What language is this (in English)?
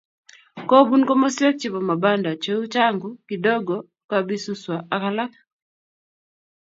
Kalenjin